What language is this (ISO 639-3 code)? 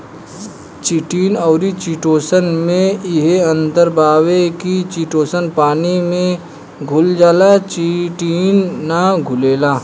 bho